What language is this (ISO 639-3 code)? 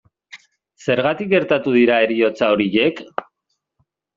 eus